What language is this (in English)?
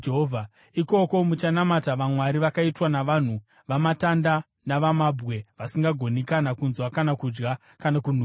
Shona